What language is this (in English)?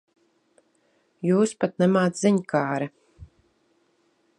Latvian